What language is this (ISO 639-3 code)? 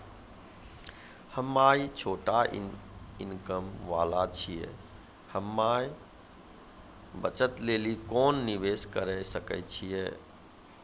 mai